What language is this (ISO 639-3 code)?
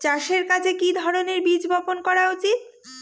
ben